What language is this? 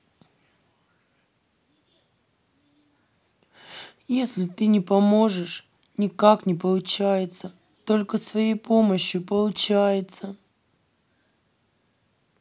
Russian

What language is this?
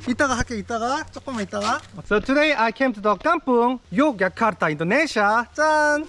Korean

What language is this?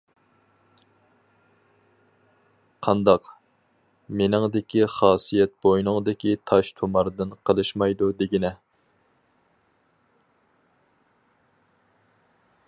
Uyghur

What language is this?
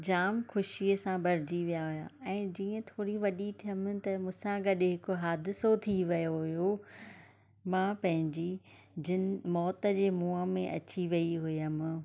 Sindhi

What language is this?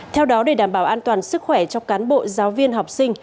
Vietnamese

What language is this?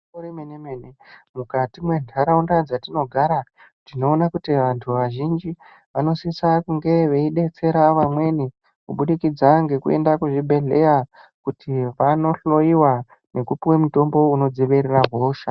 Ndau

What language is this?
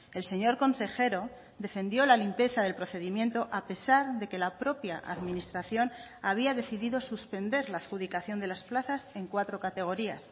Spanish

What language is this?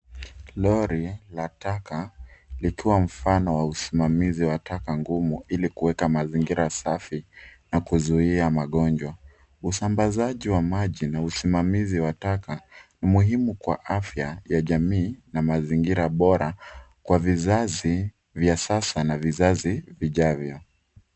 Swahili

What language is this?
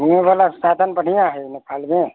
Maithili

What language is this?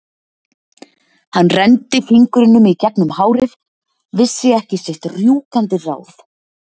Icelandic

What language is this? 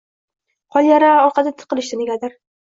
Uzbek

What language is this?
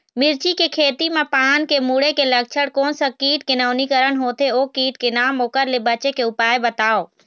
Chhattisgarhi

